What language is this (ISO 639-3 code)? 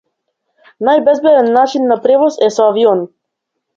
mkd